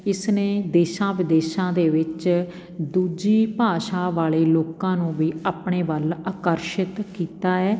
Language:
Punjabi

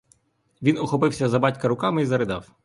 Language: Ukrainian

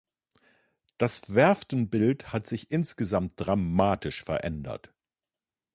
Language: German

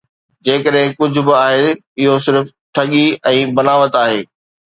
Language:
Sindhi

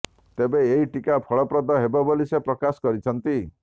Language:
Odia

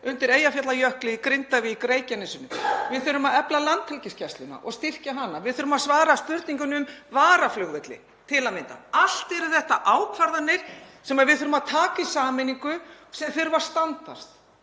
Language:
Icelandic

